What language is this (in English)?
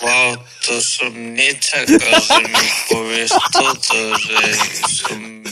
Slovak